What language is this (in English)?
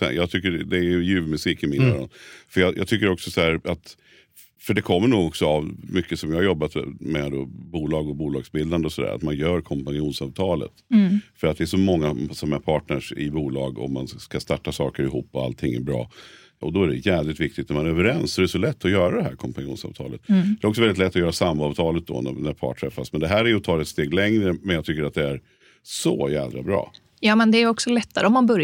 Swedish